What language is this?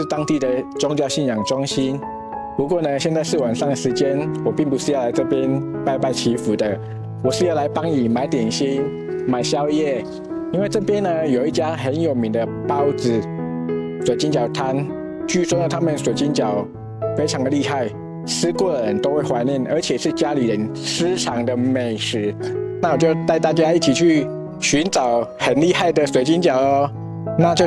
Chinese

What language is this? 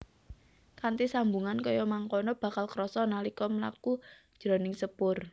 Javanese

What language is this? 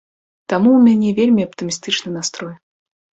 Belarusian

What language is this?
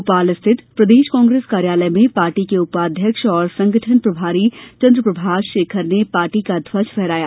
Hindi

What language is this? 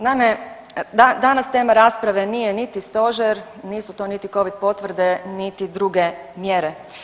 Croatian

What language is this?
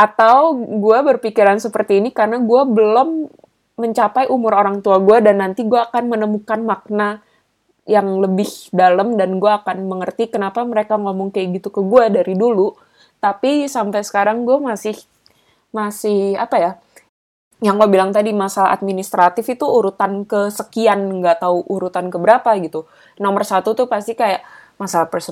Indonesian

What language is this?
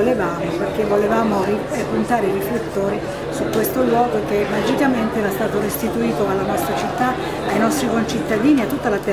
Italian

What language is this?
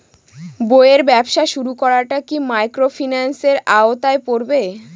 Bangla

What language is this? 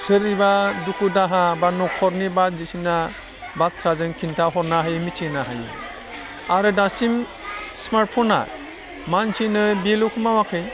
Bodo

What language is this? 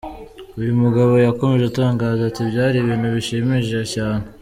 Kinyarwanda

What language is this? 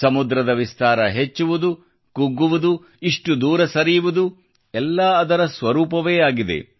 Kannada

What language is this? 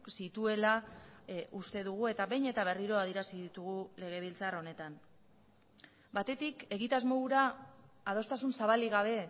Basque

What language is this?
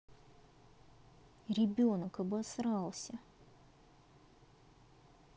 Russian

